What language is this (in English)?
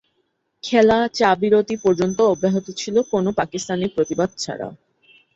Bangla